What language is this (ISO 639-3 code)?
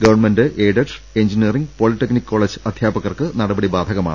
mal